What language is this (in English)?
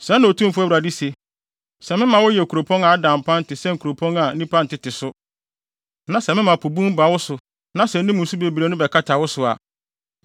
Akan